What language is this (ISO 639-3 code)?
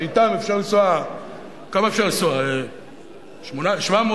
heb